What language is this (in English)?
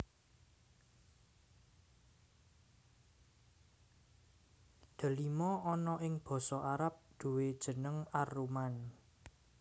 Javanese